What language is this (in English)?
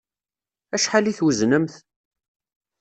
Kabyle